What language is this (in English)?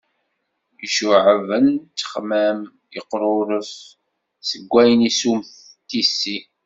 Kabyle